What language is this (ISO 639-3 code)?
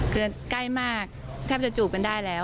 tha